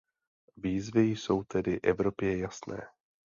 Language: Czech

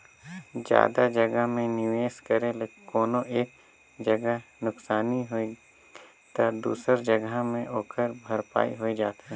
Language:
Chhattisgarhi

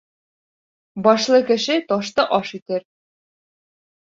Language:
Bashkir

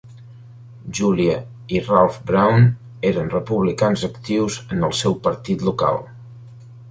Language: Catalan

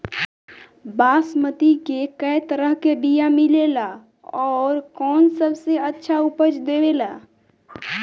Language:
Bhojpuri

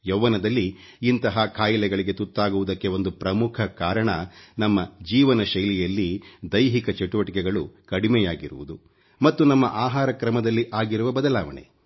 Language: Kannada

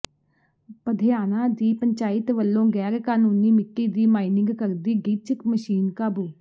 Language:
Punjabi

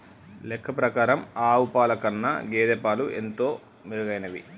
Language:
Telugu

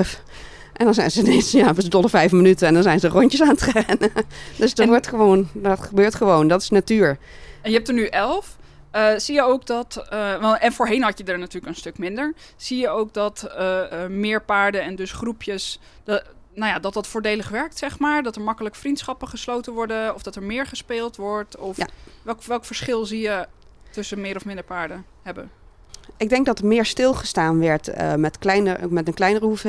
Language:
Dutch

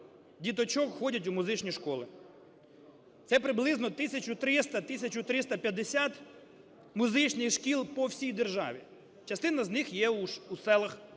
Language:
Ukrainian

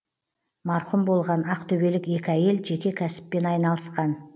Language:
Kazakh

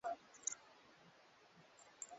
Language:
Swahili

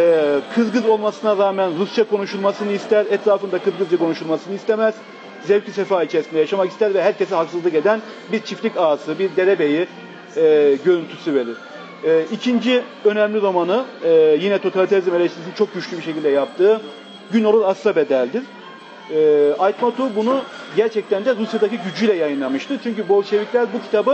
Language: Turkish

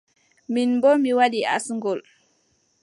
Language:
Adamawa Fulfulde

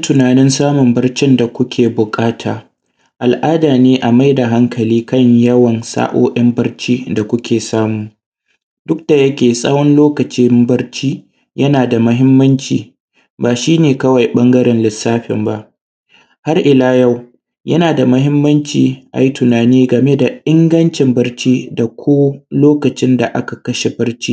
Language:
Hausa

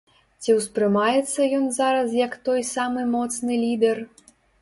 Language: Belarusian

